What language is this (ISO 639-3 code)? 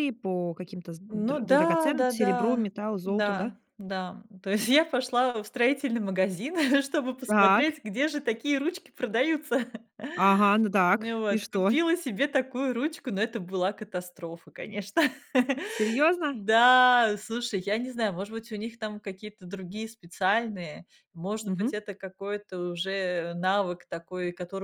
rus